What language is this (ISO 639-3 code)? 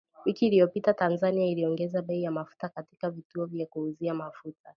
swa